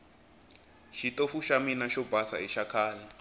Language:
Tsonga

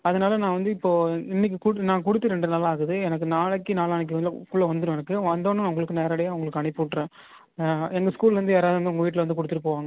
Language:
Tamil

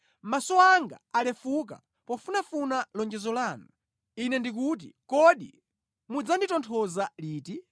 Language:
Nyanja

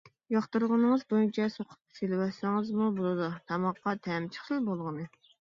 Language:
Uyghur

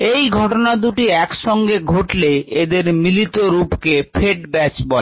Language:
Bangla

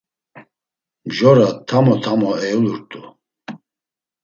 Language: Laz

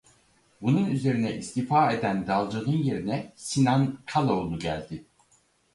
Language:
Turkish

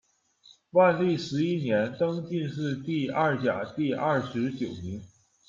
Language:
Chinese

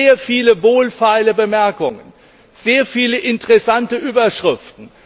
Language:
German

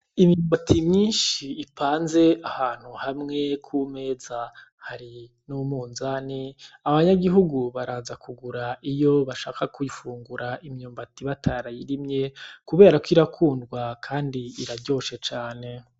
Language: Rundi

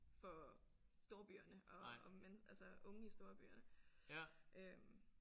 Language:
Danish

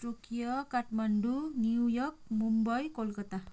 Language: Nepali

